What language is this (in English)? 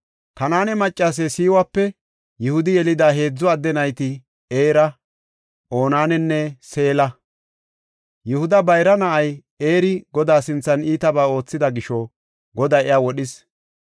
Gofa